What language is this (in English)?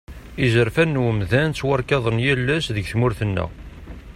Kabyle